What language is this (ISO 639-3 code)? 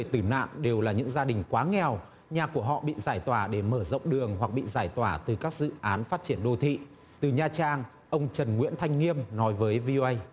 vie